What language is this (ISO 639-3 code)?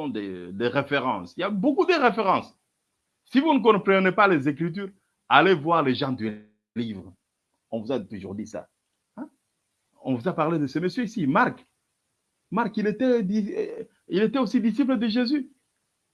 fra